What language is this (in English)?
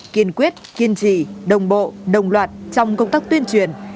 Vietnamese